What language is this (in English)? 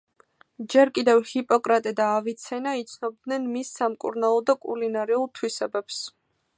Georgian